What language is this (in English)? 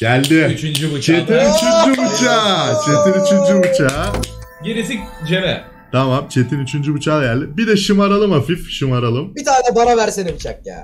Turkish